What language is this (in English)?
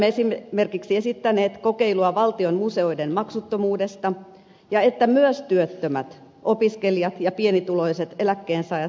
Finnish